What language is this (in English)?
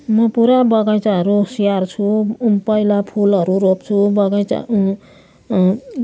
Nepali